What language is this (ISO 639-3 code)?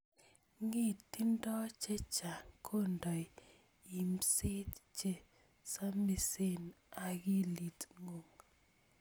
kln